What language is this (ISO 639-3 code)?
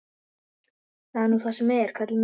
isl